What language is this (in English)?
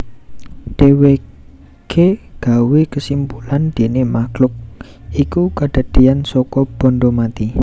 Javanese